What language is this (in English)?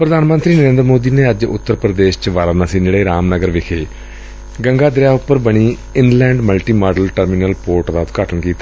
Punjabi